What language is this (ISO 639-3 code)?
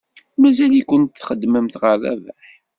kab